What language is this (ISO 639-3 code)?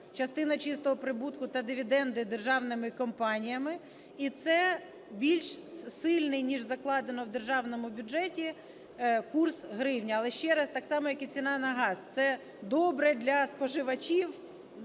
ukr